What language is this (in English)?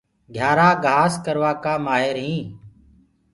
Gurgula